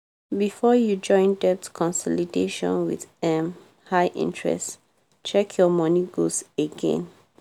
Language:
Nigerian Pidgin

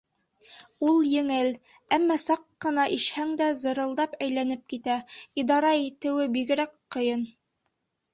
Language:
Bashkir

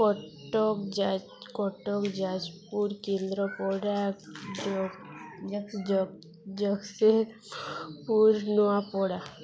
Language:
Odia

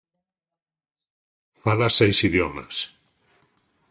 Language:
Galician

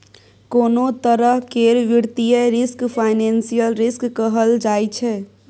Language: Maithili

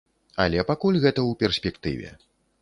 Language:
Belarusian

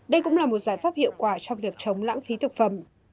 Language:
Vietnamese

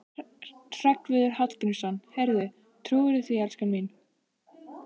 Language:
Icelandic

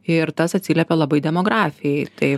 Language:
Lithuanian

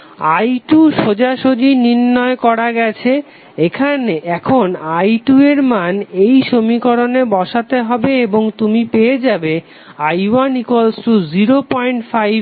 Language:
Bangla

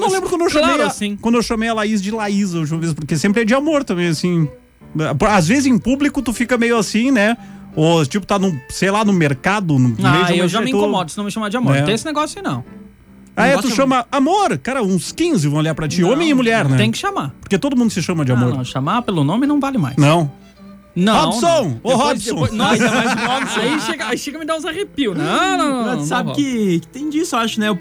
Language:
Portuguese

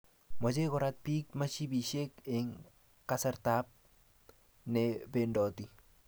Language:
Kalenjin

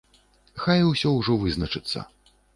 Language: Belarusian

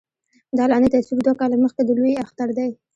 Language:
Pashto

